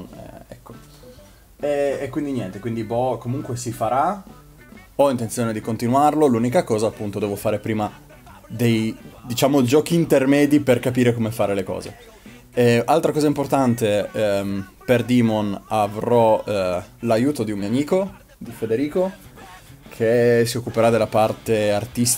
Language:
Italian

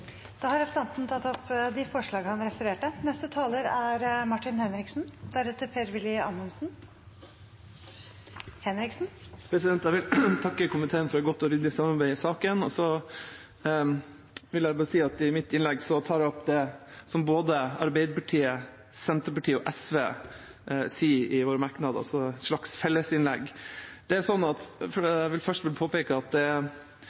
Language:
Norwegian Bokmål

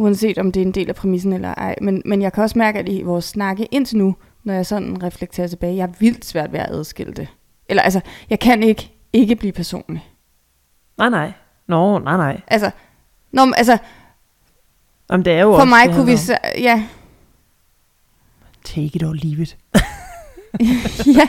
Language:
Danish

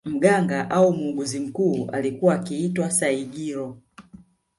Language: Swahili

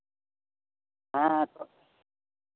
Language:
Santali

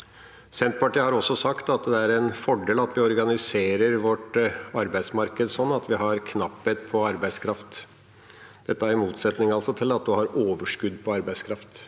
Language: Norwegian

